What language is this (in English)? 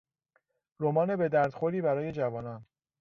Persian